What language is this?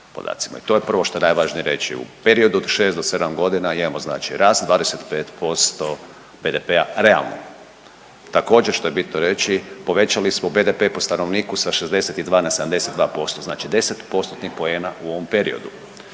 Croatian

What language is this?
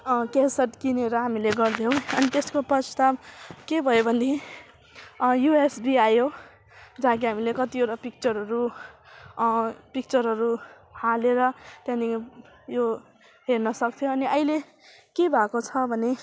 Nepali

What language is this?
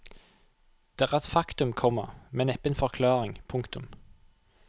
Norwegian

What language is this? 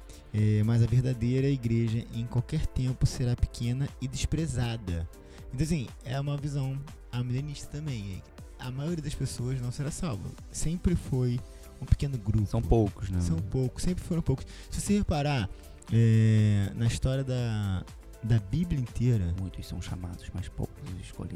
Portuguese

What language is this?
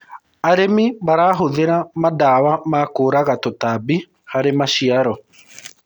Kikuyu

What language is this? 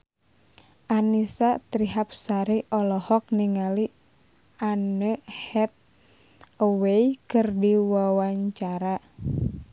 Sundanese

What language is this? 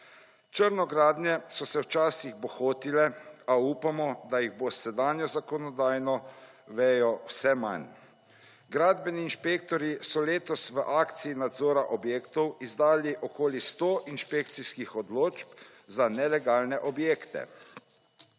Slovenian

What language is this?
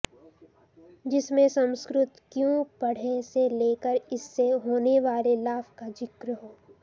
Sanskrit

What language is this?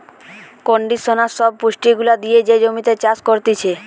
Bangla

